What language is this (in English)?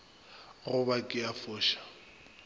Northern Sotho